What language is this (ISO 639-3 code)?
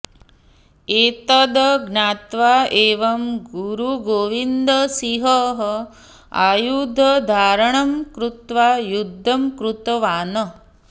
san